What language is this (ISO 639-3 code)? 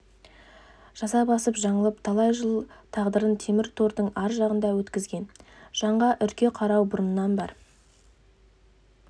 kaz